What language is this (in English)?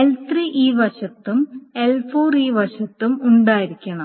Malayalam